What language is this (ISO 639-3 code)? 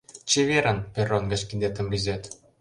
chm